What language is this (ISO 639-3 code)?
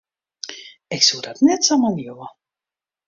fry